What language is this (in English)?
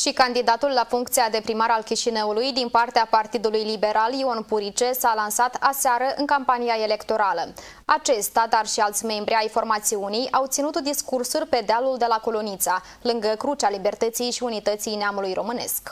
Romanian